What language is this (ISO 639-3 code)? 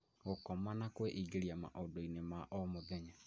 kik